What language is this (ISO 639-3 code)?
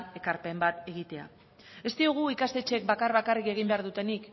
eus